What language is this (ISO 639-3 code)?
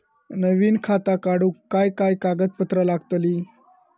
mar